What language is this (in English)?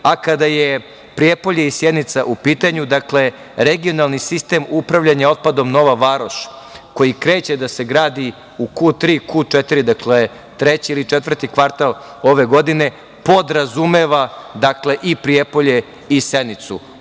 Serbian